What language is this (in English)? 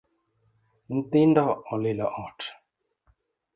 Luo (Kenya and Tanzania)